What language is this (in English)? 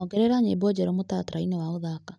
Kikuyu